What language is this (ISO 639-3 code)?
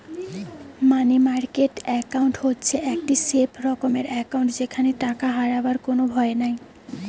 ben